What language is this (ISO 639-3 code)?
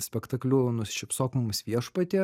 lit